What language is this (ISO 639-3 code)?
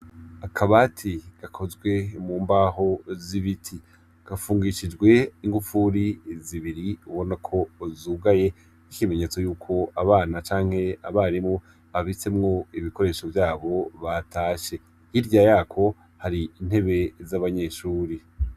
run